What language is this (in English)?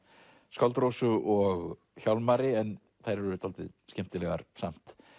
Icelandic